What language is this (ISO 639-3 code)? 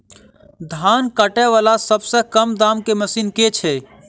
mai